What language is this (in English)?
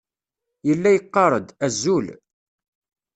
Kabyle